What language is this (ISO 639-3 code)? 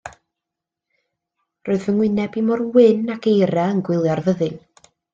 cym